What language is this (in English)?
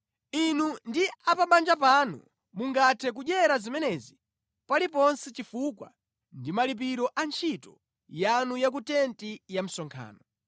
Nyanja